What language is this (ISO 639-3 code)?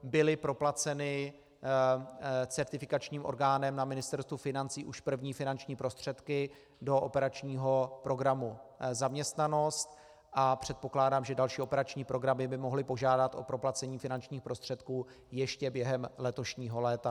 ces